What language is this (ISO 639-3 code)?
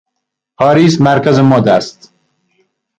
fas